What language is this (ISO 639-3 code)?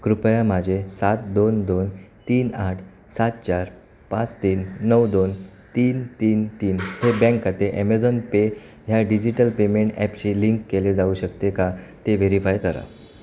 mar